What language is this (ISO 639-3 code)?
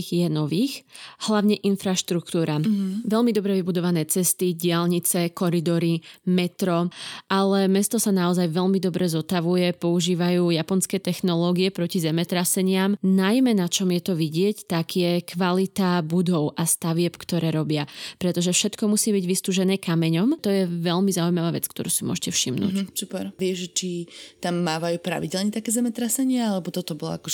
slk